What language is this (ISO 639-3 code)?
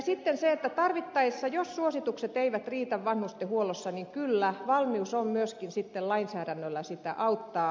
fin